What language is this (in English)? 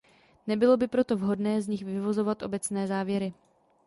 Czech